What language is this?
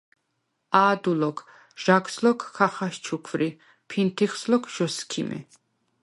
Svan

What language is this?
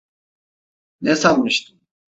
Turkish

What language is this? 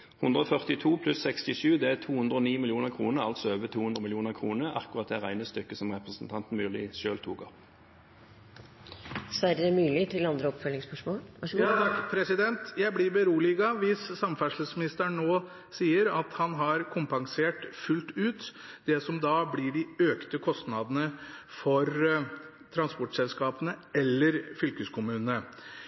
Norwegian Bokmål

